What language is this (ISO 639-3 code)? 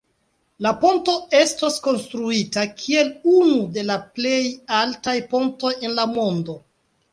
epo